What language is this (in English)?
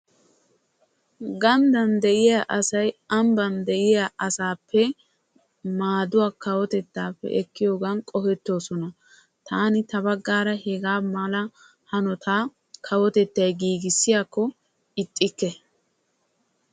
Wolaytta